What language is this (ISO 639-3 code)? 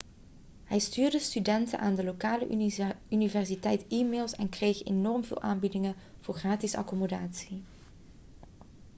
nld